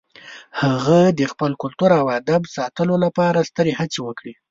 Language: Pashto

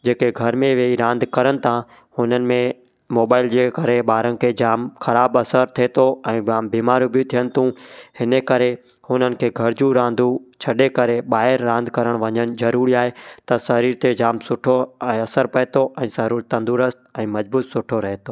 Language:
Sindhi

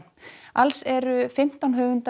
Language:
Icelandic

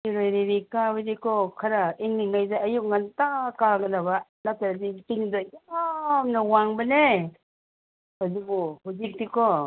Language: Manipuri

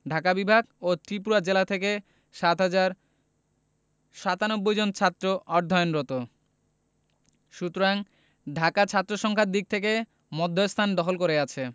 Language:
Bangla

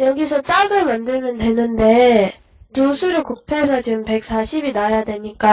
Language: Korean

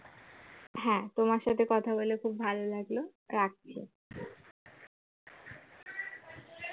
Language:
Bangla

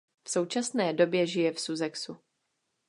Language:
Czech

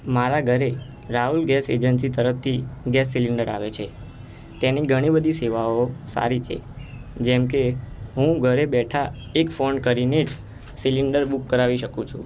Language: Gujarati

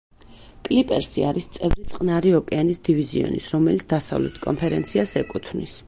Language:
Georgian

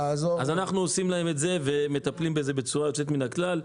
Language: Hebrew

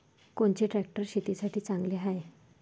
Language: Marathi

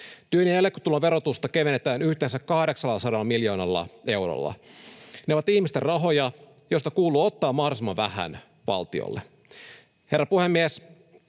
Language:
Finnish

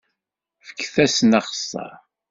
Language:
Kabyle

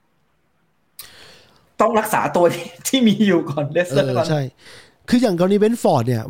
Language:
Thai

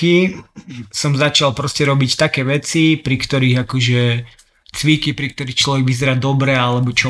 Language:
Slovak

